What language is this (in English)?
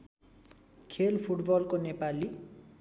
Nepali